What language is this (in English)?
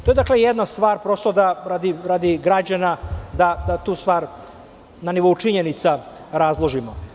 Serbian